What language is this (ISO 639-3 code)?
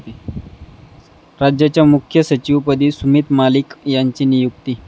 mar